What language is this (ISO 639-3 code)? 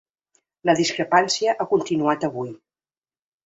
cat